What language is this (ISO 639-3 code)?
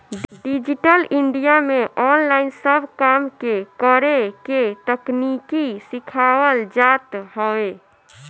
bho